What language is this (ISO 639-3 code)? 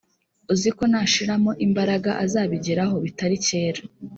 kin